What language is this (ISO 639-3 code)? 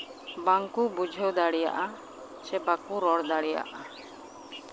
sat